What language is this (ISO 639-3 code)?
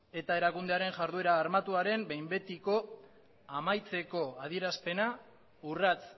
eus